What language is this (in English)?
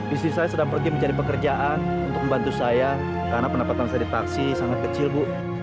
Indonesian